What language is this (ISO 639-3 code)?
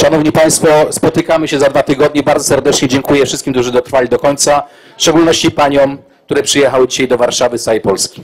pol